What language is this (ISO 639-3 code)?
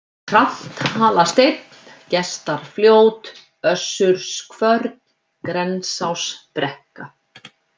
isl